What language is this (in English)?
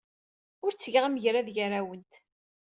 Kabyle